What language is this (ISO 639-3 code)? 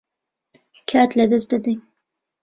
ckb